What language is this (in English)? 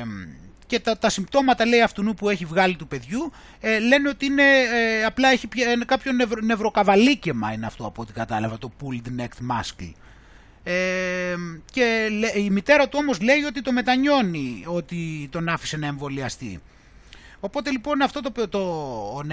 Greek